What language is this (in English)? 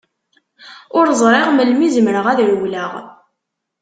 Kabyle